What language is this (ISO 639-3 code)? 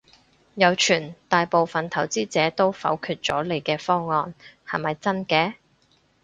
yue